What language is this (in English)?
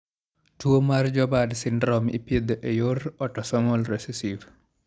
Luo (Kenya and Tanzania)